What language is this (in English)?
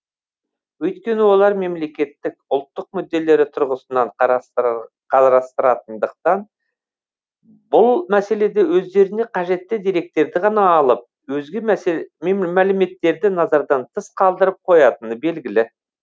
Kazakh